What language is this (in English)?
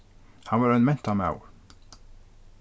Faroese